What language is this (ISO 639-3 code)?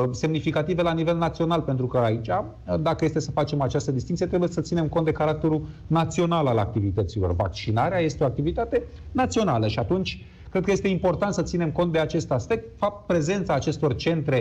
ron